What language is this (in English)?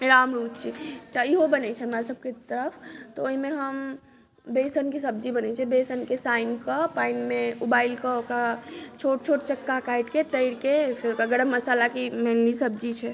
Maithili